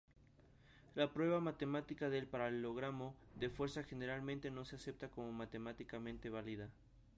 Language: Spanish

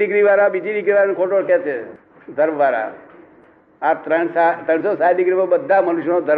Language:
Gujarati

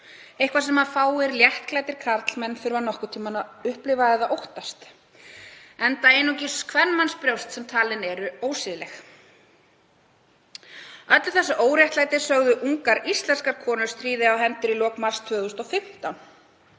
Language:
Icelandic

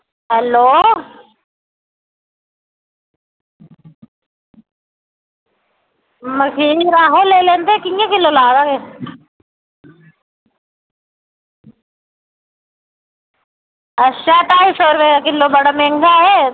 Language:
Dogri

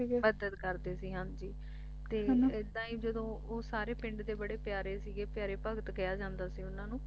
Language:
Punjabi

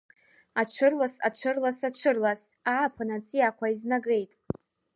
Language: Abkhazian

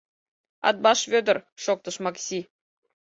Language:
Mari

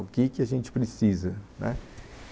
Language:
Portuguese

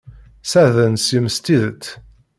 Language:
Kabyle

